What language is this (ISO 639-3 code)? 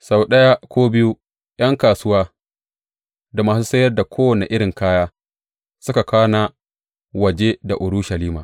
hau